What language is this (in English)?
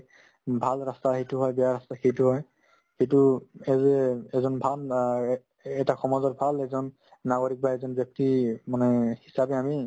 Assamese